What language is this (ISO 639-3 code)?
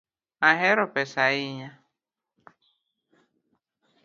luo